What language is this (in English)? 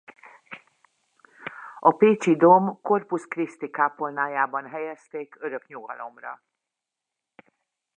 Hungarian